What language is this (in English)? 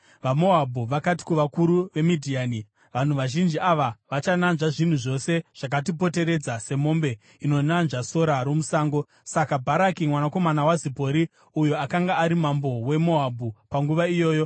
Shona